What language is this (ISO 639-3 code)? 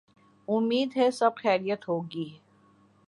urd